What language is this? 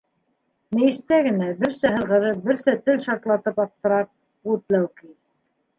Bashkir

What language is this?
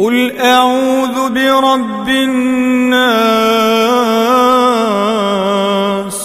Arabic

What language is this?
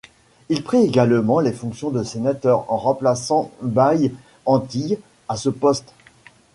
French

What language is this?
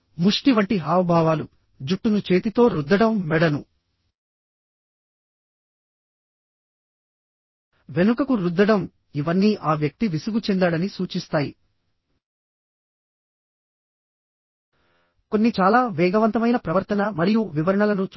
Telugu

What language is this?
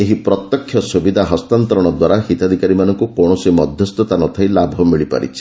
Odia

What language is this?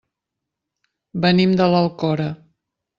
Catalan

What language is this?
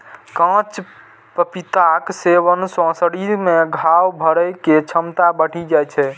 Maithili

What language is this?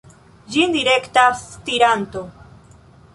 Esperanto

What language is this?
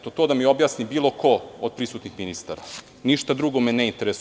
Serbian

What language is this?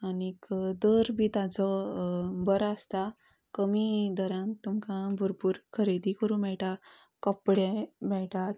Konkani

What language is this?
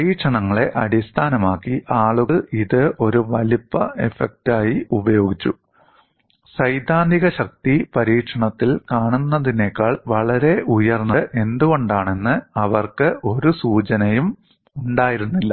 Malayalam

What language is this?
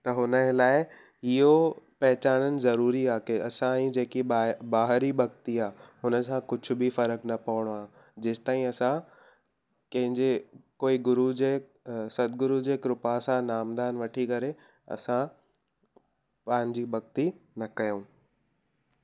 Sindhi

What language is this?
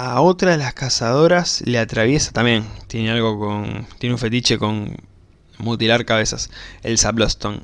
Spanish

